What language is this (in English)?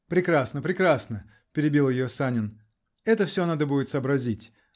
Russian